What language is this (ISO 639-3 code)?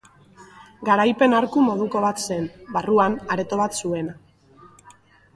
eus